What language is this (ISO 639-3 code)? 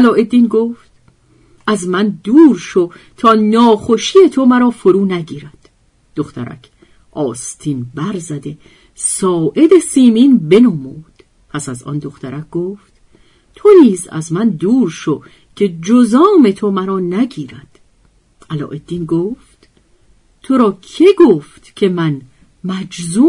fas